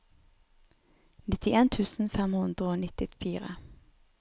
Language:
Norwegian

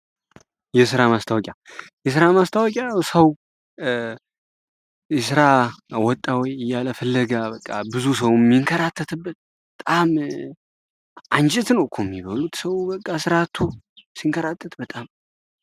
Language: Amharic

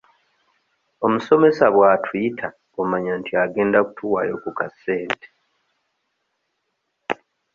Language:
Ganda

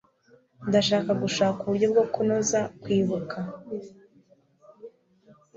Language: Kinyarwanda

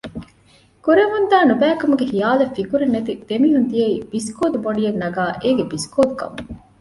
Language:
Divehi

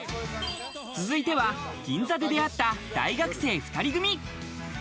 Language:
Japanese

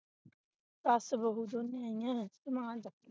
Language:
Punjabi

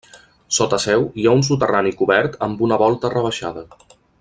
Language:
Catalan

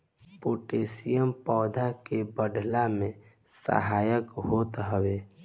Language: Bhojpuri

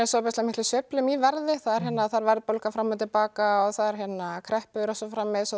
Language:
Icelandic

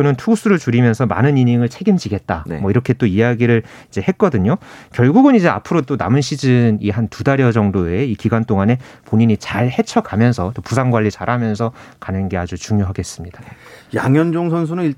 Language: Korean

